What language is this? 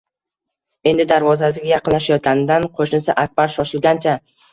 Uzbek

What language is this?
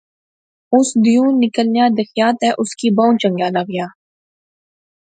Pahari-Potwari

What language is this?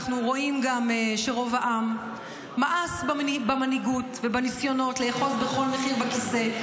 Hebrew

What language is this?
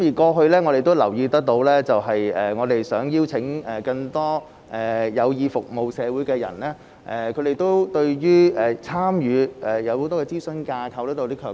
Cantonese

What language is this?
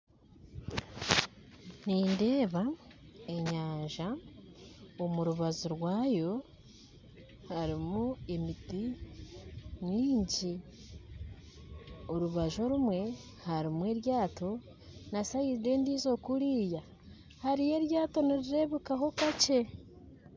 Nyankole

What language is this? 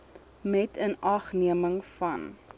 Afrikaans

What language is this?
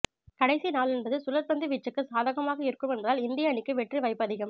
Tamil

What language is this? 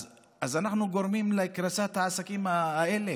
Hebrew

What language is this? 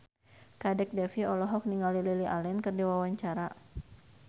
Sundanese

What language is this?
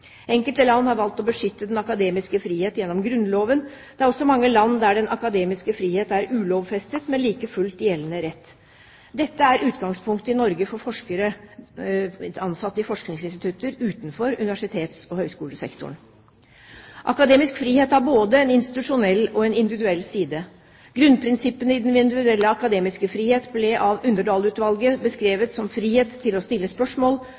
Norwegian Bokmål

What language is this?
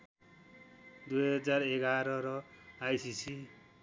Nepali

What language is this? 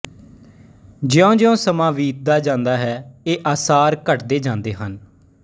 Punjabi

